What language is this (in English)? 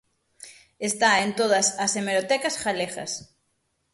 Galician